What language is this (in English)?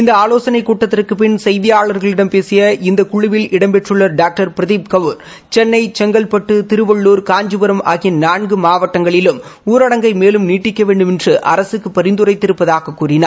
Tamil